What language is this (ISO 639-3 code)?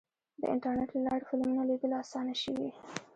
pus